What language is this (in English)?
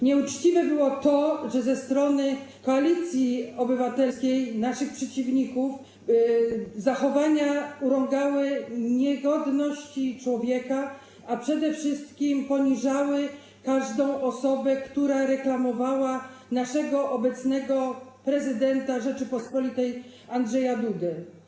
Polish